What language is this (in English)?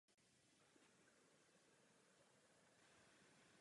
Czech